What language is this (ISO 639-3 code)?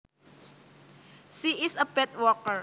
jav